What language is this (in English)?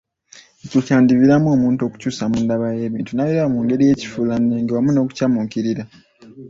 Ganda